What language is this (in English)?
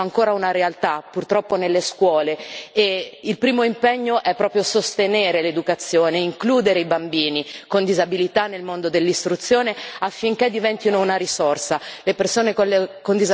Italian